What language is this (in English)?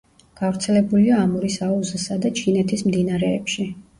Georgian